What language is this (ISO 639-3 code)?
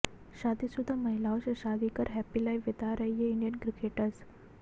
hin